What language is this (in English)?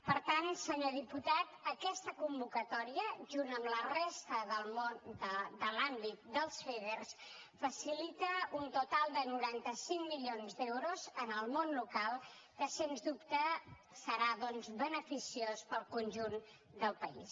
Catalan